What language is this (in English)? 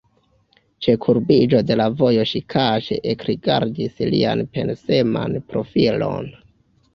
Esperanto